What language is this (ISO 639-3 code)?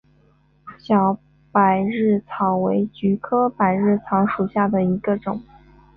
zho